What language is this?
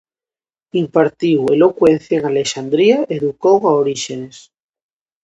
Galician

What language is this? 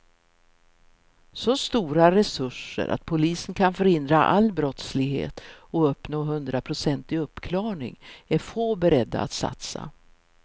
Swedish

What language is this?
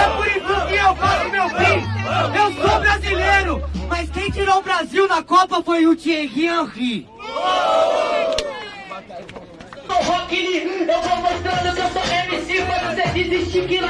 Portuguese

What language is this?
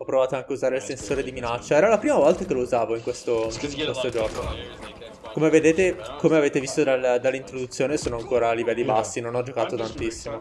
Italian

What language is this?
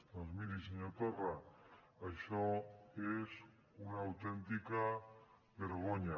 Catalan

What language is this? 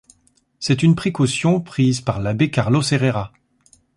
French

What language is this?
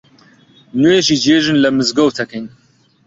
Central Kurdish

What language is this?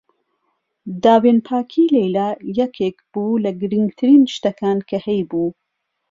Central Kurdish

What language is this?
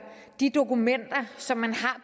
Danish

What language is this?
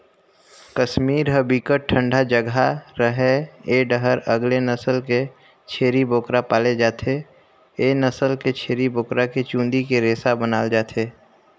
Chhattisgarhi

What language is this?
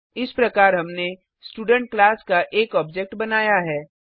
Hindi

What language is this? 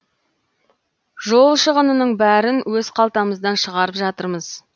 Kazakh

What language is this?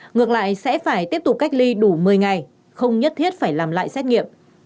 Vietnamese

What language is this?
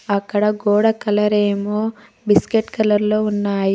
Telugu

